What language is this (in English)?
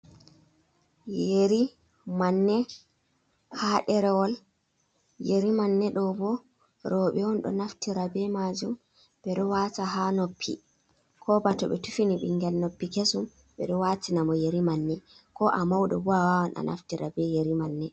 Fula